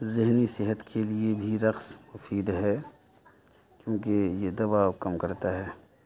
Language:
Urdu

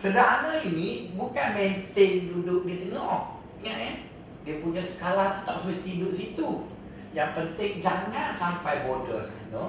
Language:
Malay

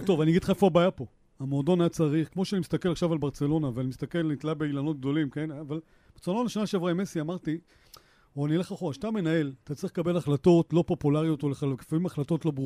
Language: Hebrew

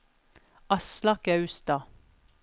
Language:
Norwegian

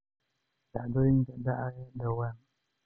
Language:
Somali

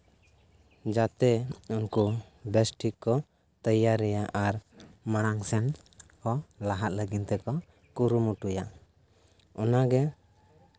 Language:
Santali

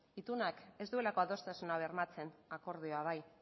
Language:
Basque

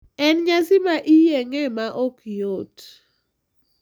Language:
Luo (Kenya and Tanzania)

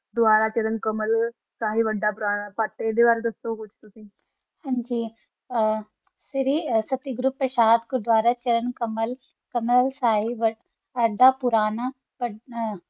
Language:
Punjabi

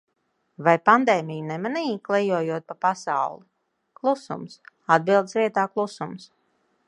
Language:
Latvian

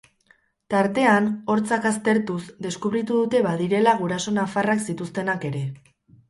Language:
Basque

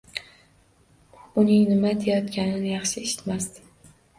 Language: Uzbek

